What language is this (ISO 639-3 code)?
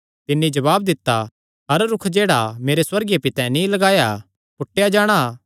xnr